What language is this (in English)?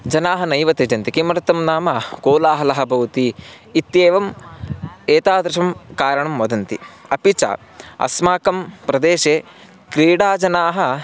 Sanskrit